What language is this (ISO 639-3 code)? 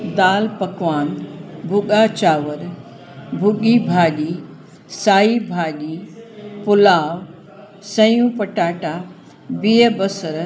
snd